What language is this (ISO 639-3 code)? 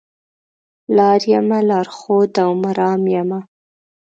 pus